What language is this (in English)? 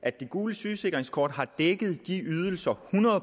Danish